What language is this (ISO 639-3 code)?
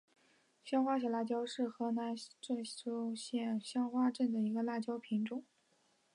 zho